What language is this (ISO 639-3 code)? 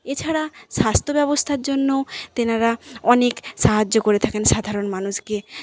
ben